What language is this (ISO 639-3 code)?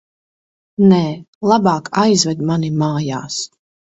lav